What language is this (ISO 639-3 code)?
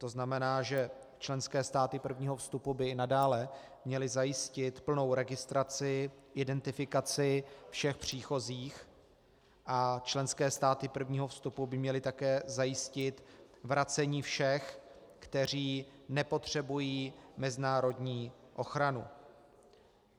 ces